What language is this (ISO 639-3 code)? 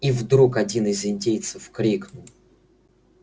rus